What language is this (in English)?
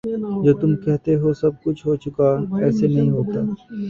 Urdu